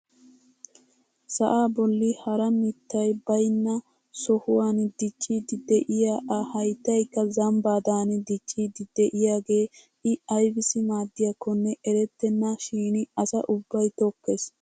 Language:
Wolaytta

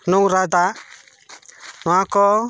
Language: Santali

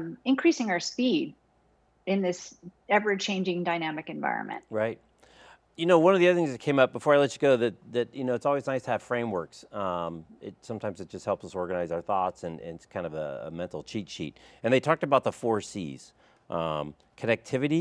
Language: English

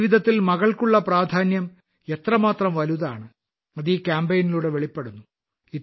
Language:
Malayalam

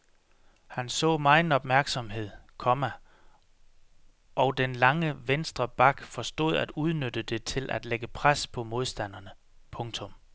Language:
Danish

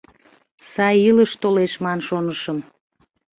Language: Mari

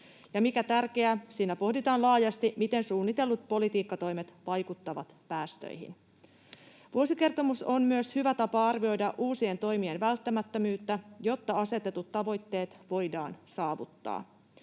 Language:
Finnish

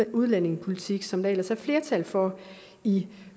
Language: Danish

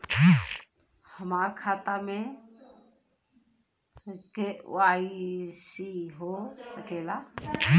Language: Bhojpuri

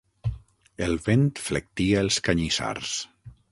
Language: Catalan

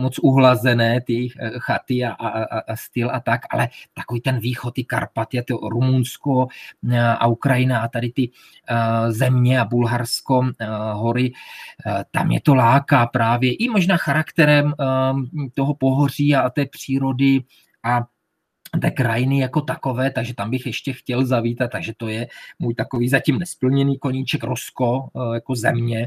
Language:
Czech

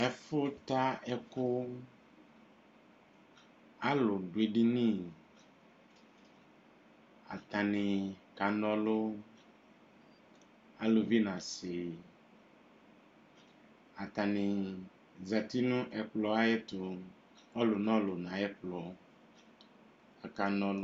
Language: Ikposo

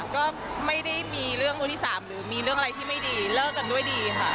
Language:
Thai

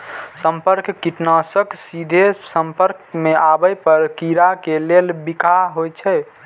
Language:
Maithili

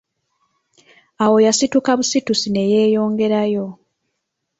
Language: Ganda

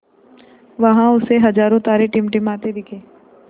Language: Hindi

